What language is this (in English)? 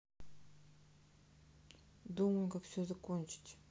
Russian